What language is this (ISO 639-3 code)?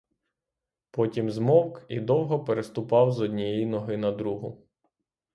ukr